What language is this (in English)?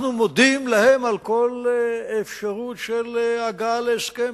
Hebrew